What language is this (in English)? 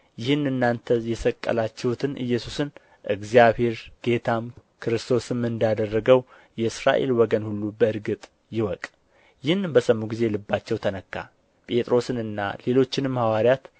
Amharic